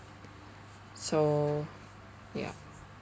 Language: English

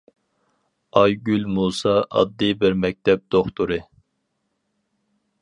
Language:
Uyghur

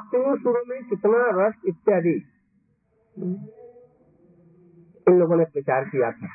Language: Hindi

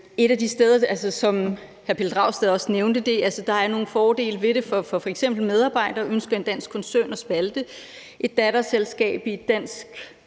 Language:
Danish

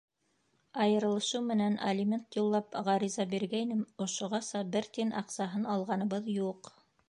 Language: Bashkir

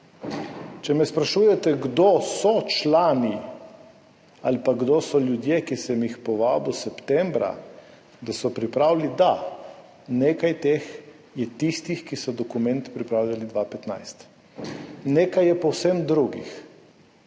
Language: Slovenian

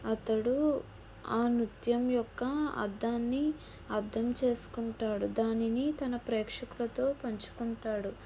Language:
Telugu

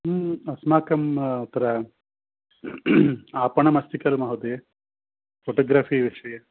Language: Sanskrit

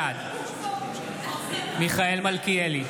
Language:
Hebrew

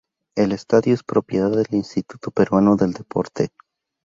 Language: Spanish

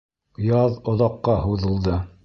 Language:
Bashkir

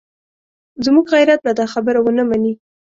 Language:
Pashto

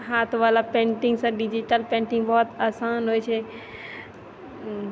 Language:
Maithili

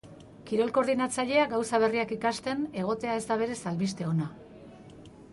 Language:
Basque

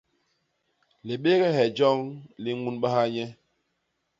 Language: Basaa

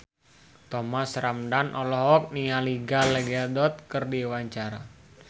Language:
Sundanese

